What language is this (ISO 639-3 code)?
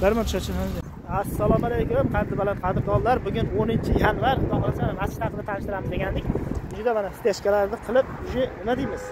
tur